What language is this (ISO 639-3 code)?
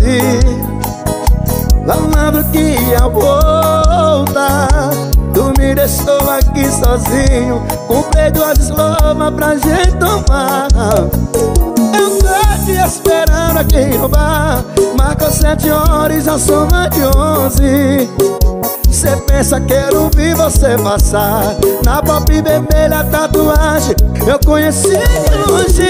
por